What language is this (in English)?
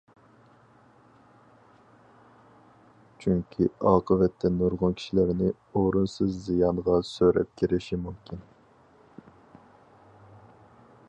Uyghur